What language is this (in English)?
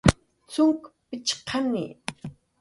Jaqaru